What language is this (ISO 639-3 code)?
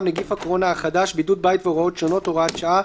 heb